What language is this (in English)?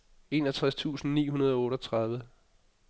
Danish